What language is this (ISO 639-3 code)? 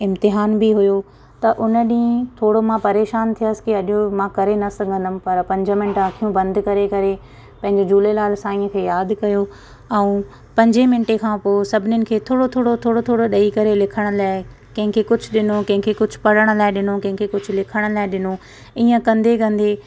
snd